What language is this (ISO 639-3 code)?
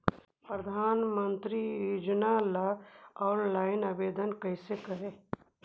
mag